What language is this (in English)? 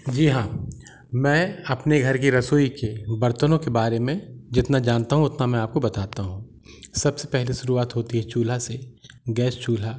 Hindi